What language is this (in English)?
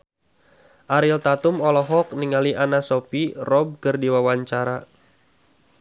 Sundanese